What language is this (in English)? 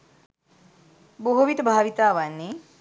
Sinhala